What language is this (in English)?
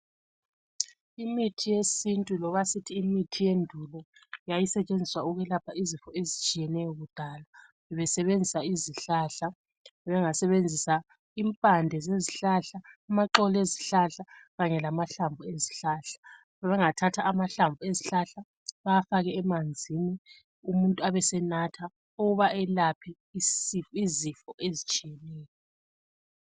North Ndebele